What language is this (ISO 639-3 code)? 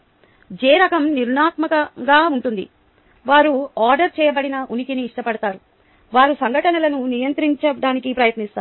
tel